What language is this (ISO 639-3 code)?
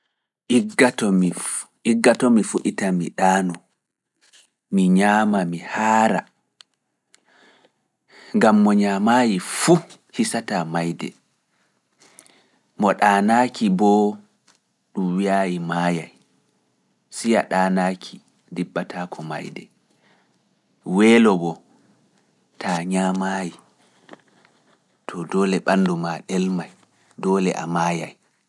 ful